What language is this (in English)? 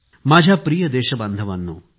Marathi